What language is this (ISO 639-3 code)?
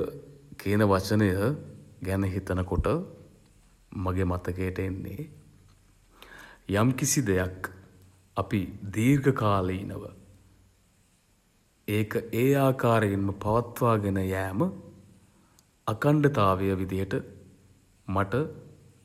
sin